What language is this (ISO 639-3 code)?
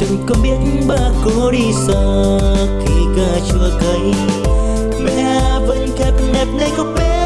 vie